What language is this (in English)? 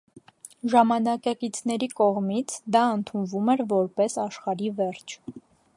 Armenian